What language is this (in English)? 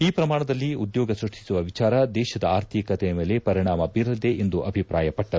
Kannada